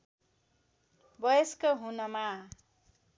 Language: Nepali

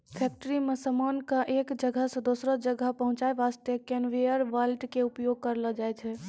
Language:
Maithili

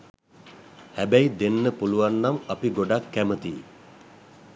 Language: Sinhala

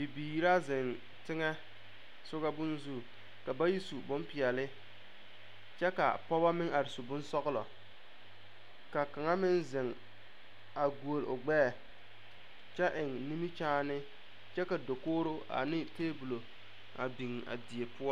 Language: Southern Dagaare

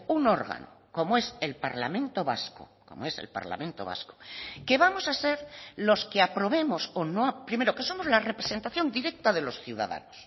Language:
Spanish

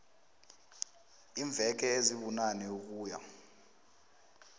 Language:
South Ndebele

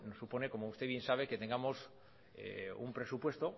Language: Spanish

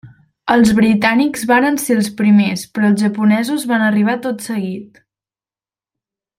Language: Catalan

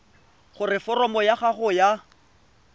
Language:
Tswana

